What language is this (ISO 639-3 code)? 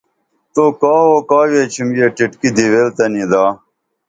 dml